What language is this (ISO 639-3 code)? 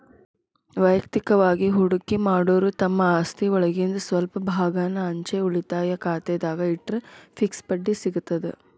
kan